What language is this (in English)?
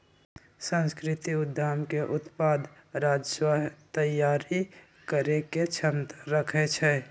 Magahi